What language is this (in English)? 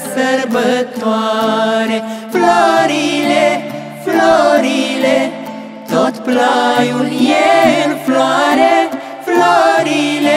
Romanian